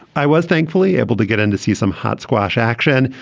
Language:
English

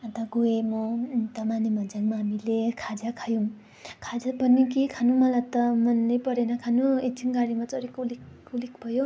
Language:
Nepali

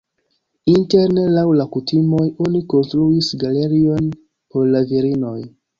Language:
Esperanto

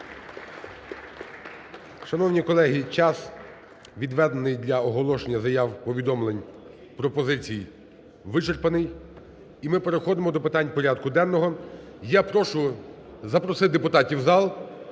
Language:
Ukrainian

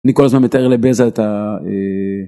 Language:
Hebrew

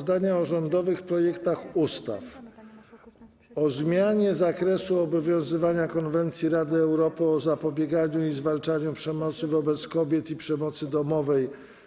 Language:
Polish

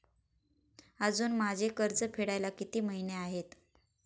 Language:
Marathi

